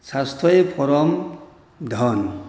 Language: Bodo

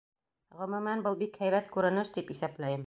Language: Bashkir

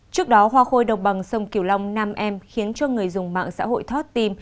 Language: Vietnamese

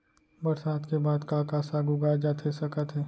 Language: Chhattisgarhi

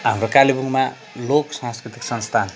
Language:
Nepali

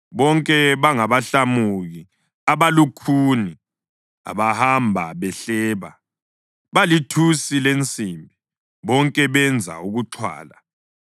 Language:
North Ndebele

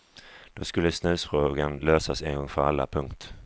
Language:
Swedish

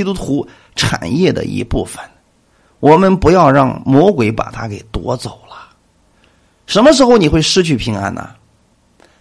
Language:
Chinese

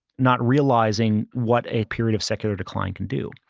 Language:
English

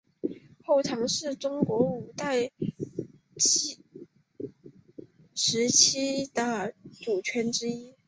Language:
Chinese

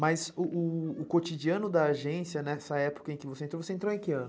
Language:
Portuguese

